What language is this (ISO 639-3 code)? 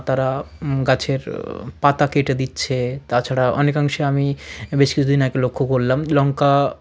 ben